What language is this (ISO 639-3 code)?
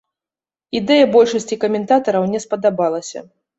bel